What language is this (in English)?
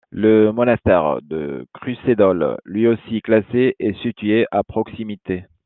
French